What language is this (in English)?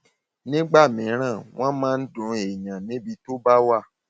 Yoruba